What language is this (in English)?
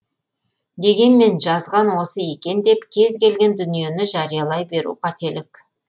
Kazakh